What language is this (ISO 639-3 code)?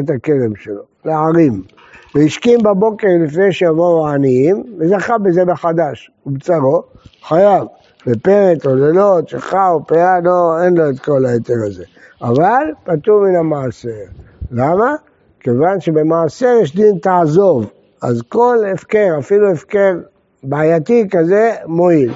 heb